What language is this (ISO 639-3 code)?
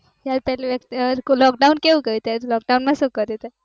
guj